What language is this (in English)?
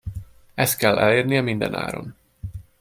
Hungarian